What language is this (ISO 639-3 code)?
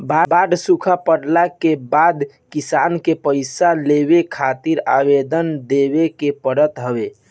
bho